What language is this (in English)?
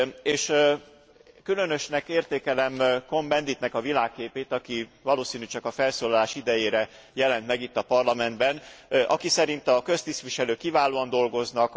Hungarian